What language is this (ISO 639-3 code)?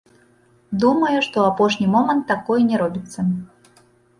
bel